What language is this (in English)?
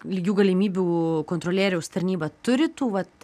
Lithuanian